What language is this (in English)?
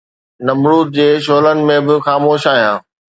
Sindhi